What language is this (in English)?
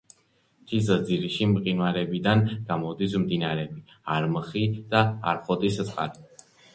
Georgian